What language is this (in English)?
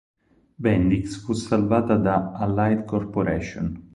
Italian